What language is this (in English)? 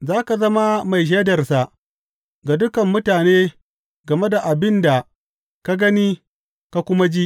Hausa